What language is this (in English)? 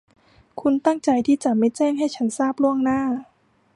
Thai